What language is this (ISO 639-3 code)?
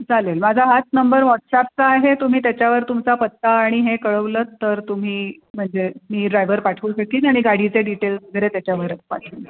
mar